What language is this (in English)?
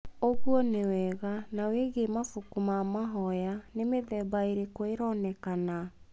Kikuyu